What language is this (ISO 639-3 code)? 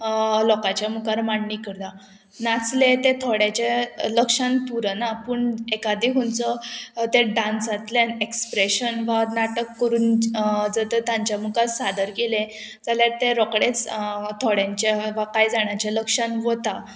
kok